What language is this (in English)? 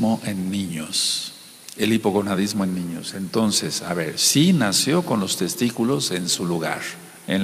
Spanish